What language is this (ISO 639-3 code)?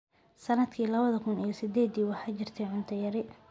som